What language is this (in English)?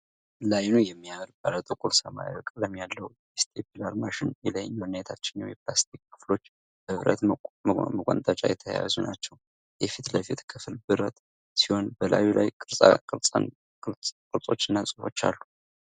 Amharic